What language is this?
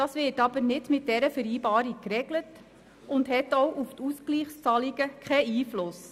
Swiss German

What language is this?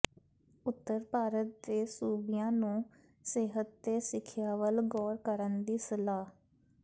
Punjabi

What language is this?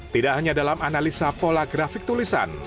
Indonesian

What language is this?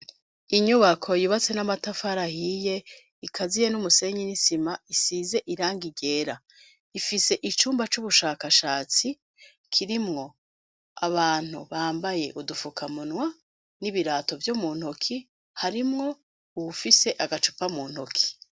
Rundi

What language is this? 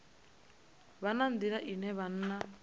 Venda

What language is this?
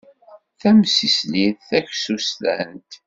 Kabyle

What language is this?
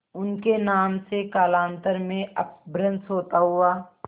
Hindi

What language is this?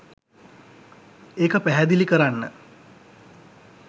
Sinhala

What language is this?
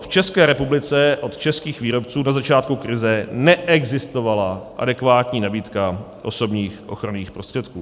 Czech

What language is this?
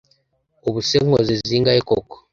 Kinyarwanda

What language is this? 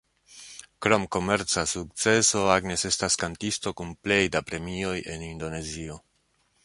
Esperanto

